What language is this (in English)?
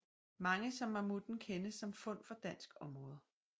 Danish